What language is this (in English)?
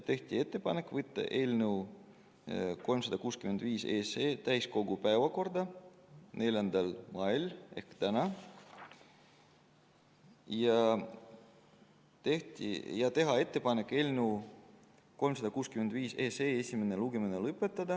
Estonian